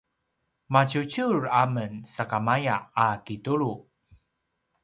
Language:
Paiwan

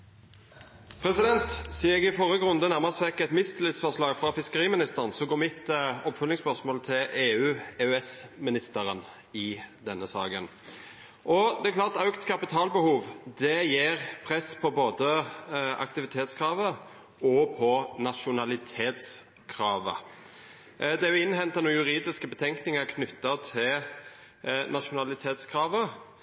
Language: Norwegian Nynorsk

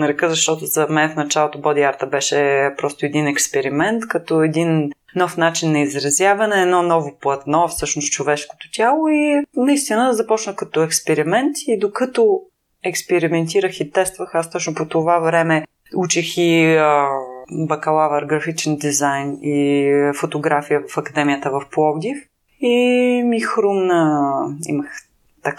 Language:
Bulgarian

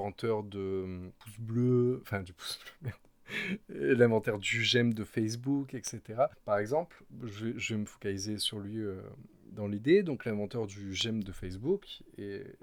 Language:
French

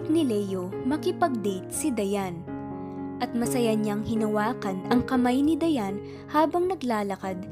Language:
Filipino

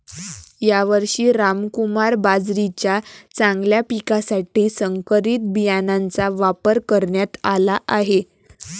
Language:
Marathi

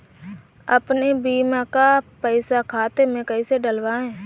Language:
Hindi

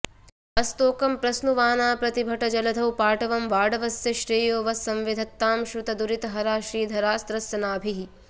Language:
Sanskrit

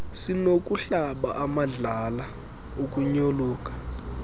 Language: Xhosa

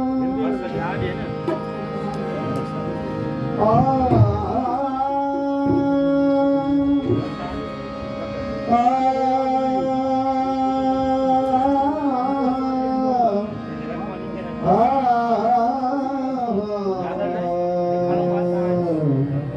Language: Sindhi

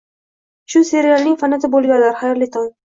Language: Uzbek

